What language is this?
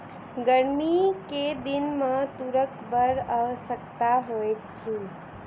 Maithili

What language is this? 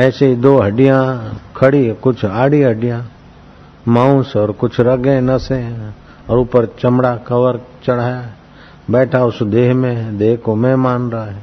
Hindi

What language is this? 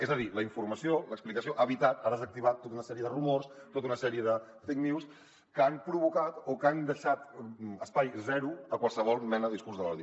Catalan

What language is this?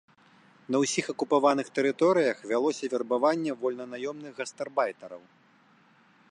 Belarusian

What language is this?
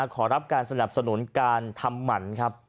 Thai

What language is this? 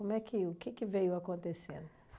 Portuguese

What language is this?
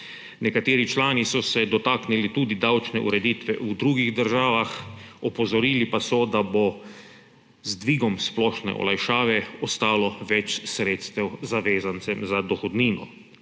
Slovenian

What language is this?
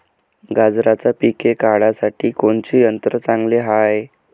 Marathi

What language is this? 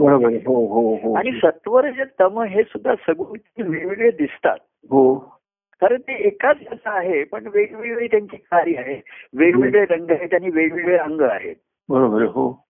Marathi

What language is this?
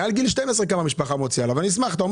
Hebrew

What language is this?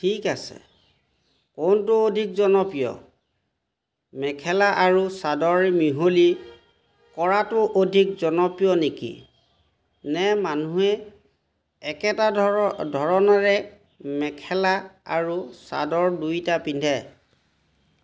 Assamese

